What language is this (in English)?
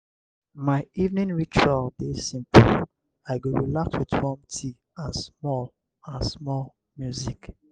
Nigerian Pidgin